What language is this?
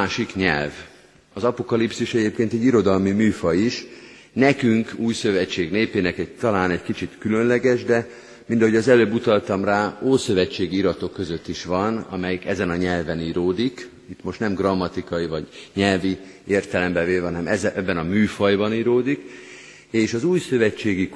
Hungarian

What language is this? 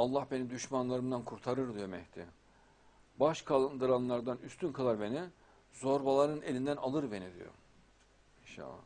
Turkish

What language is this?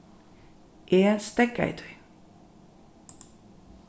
Faroese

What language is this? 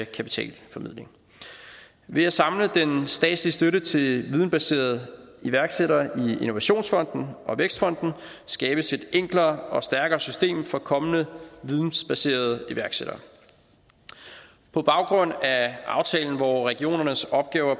Danish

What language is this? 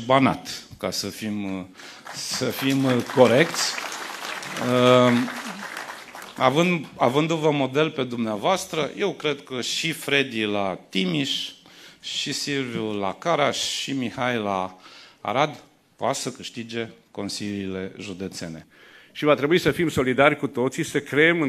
Romanian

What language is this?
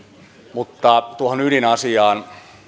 Finnish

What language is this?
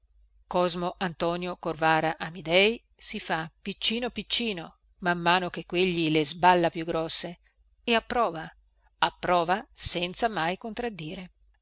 Italian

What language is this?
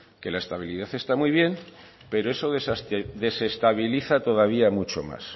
Spanish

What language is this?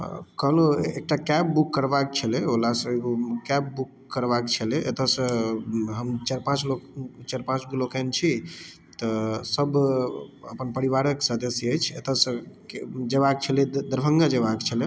Maithili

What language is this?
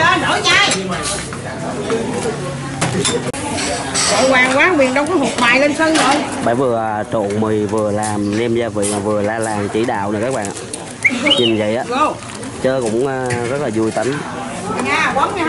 Vietnamese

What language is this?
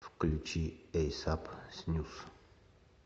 Russian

